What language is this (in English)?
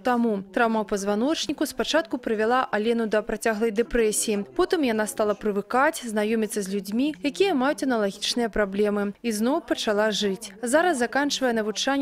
Russian